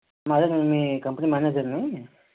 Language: Telugu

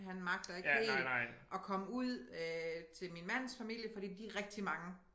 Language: Danish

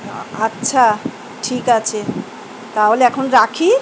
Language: Bangla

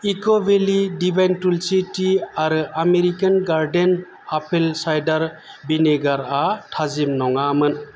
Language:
Bodo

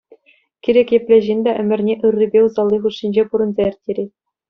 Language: Chuvash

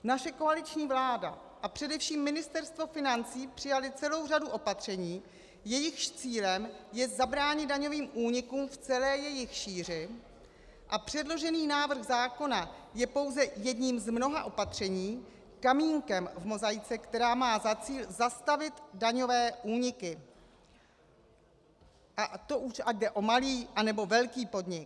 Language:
Czech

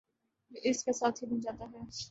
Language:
Urdu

